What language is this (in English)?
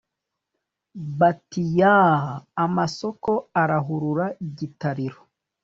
Kinyarwanda